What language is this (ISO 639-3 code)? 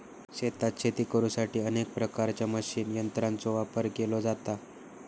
mar